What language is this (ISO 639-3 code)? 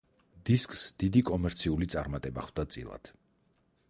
kat